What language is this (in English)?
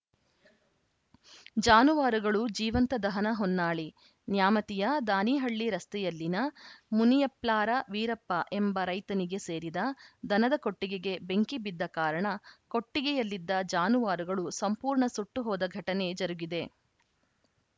Kannada